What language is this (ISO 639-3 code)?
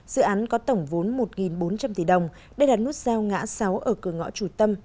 vie